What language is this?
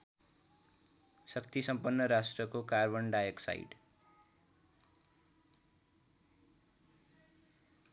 Nepali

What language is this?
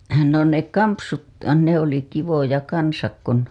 Finnish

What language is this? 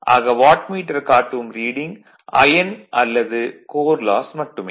Tamil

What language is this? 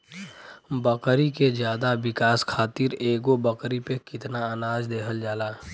Bhojpuri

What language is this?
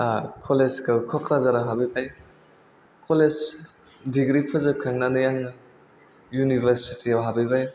Bodo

